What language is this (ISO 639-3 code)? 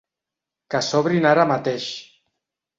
cat